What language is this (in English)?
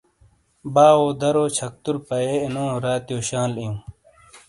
Shina